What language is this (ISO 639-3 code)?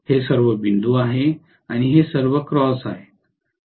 mar